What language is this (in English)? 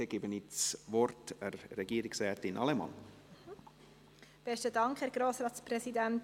Swiss German